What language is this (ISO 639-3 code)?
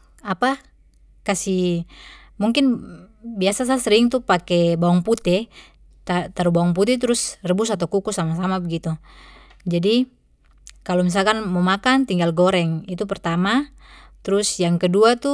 pmy